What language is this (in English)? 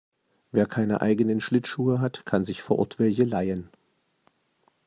German